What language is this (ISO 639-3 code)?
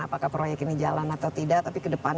ind